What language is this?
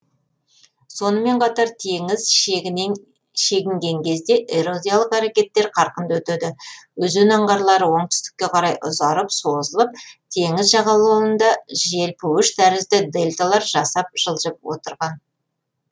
Kazakh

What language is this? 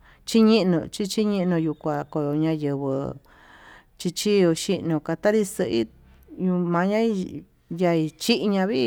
Tututepec Mixtec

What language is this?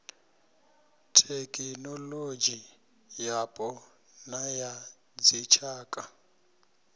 Venda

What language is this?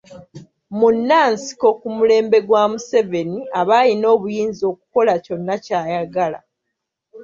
Ganda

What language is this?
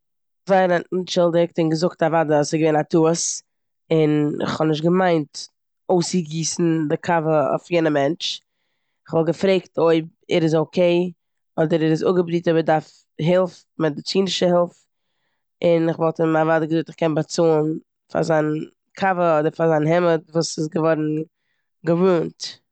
Yiddish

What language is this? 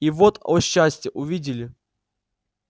Russian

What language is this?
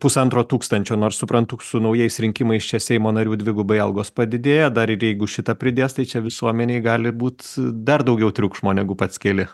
Lithuanian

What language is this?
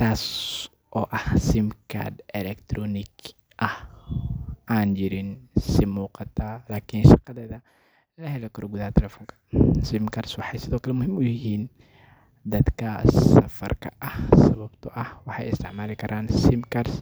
Somali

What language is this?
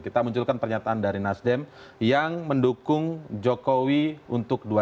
Indonesian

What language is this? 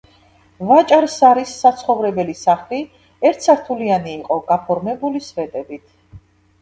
Georgian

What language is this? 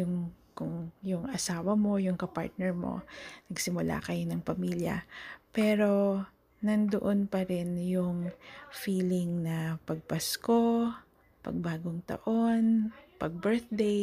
Filipino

